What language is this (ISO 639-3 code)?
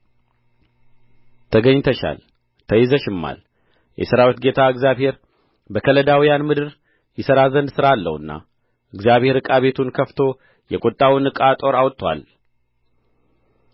amh